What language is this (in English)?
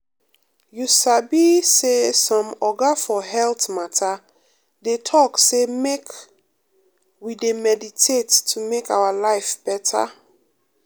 Nigerian Pidgin